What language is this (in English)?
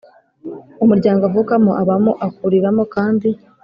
Kinyarwanda